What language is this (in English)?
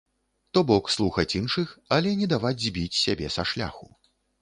Belarusian